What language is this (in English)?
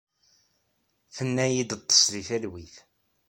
Kabyle